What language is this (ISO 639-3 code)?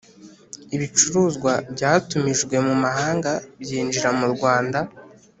kin